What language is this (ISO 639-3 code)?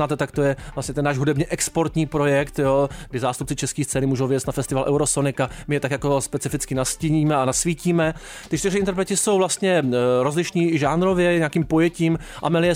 ces